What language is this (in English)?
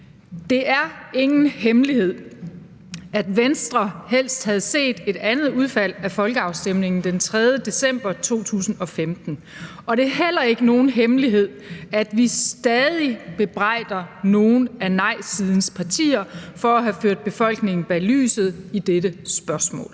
Danish